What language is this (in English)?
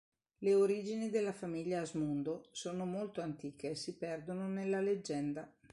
Italian